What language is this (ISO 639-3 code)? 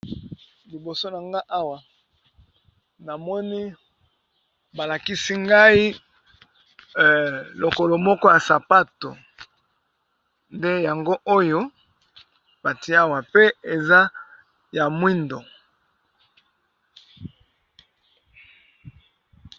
lin